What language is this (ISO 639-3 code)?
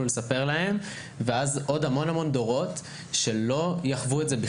heb